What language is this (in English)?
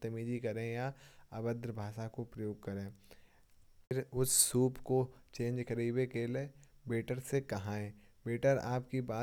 Kanauji